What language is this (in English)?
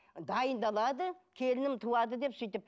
Kazakh